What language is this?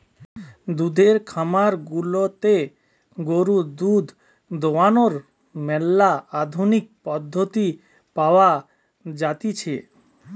Bangla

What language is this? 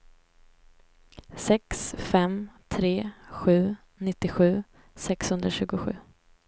Swedish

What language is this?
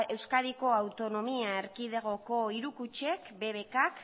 Basque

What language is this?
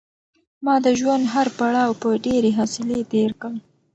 Pashto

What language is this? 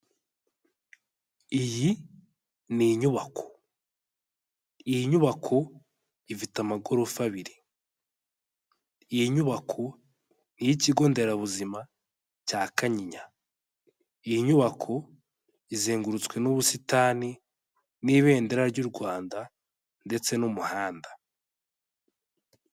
Kinyarwanda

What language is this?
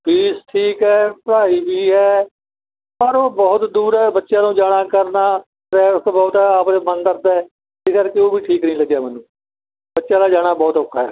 Punjabi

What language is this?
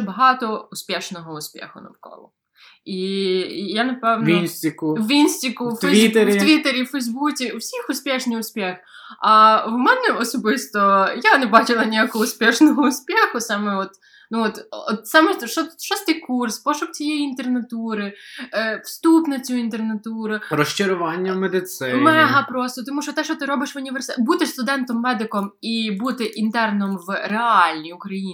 Ukrainian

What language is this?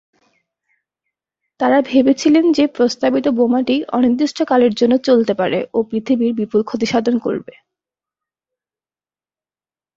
Bangla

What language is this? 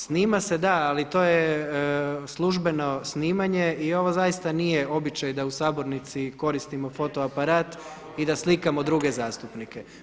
Croatian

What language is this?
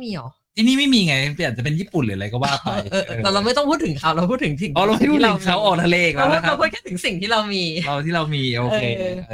Thai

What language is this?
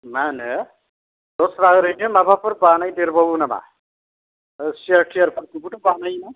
Bodo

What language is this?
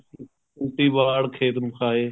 Punjabi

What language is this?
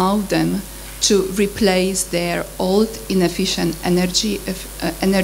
Romanian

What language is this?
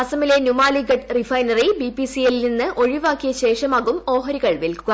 Malayalam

